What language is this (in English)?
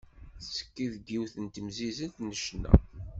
Kabyle